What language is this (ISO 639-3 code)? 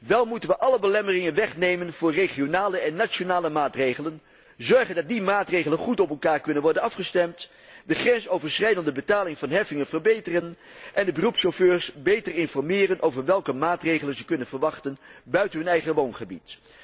nld